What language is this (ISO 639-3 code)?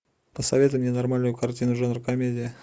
rus